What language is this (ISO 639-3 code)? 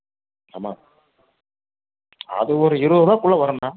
tam